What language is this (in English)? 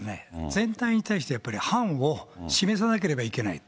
Japanese